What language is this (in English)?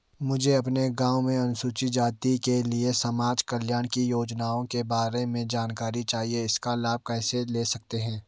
Hindi